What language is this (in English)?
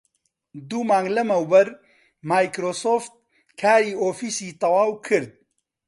Central Kurdish